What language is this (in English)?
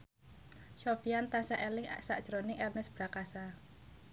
Javanese